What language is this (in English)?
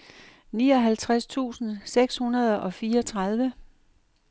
Danish